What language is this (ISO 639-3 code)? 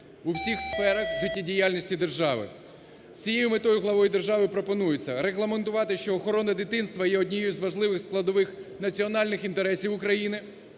ukr